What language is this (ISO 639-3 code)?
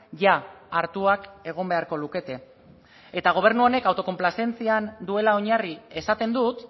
eus